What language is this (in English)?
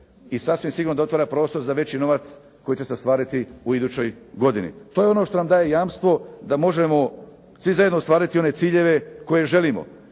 Croatian